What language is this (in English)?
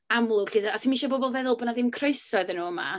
Welsh